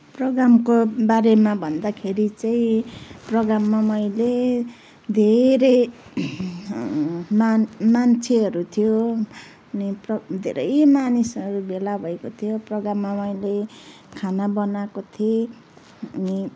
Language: Nepali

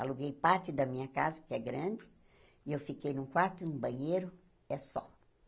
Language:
Portuguese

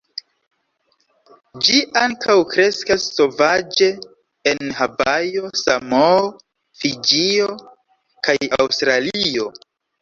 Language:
Esperanto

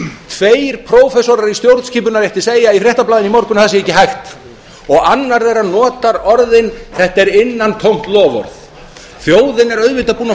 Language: Icelandic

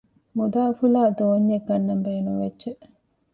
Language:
Divehi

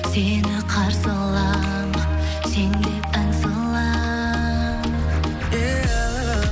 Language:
Kazakh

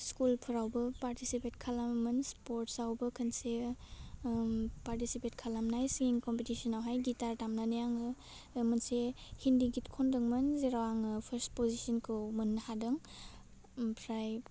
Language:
Bodo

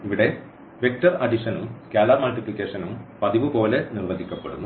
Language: Malayalam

